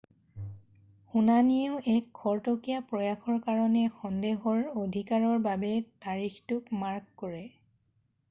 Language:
Assamese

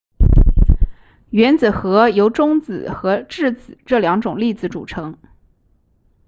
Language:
Chinese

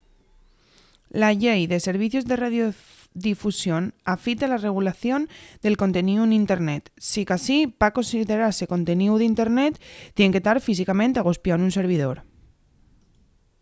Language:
Asturian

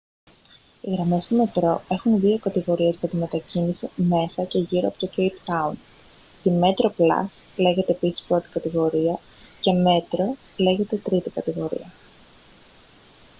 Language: Greek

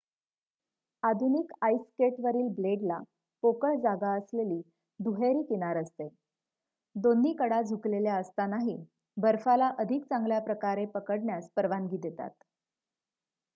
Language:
Marathi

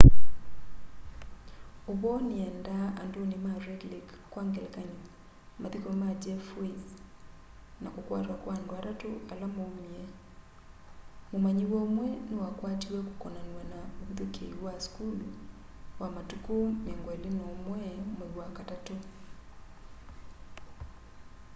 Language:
Kamba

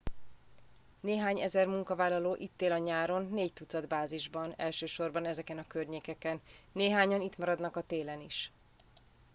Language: Hungarian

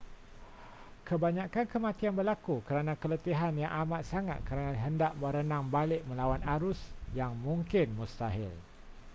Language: Malay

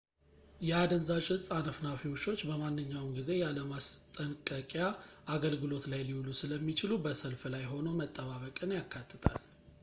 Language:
Amharic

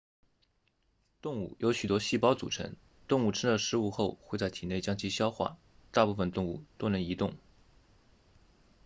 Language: Chinese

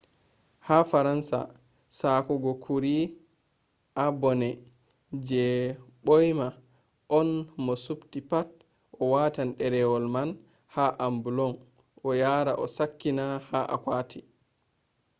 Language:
Fula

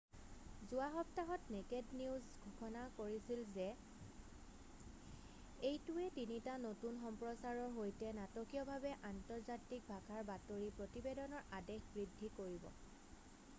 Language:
Assamese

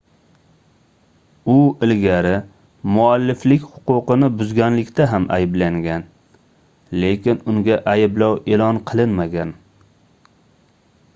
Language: Uzbek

